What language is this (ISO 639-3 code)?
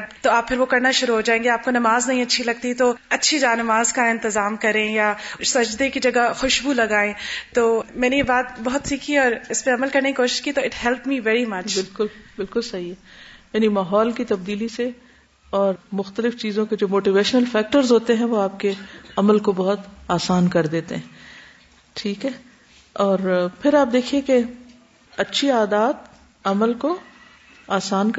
urd